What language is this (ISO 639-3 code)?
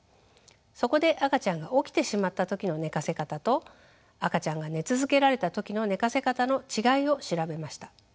jpn